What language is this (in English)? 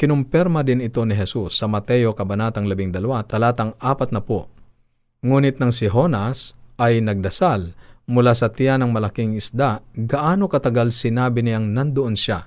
Filipino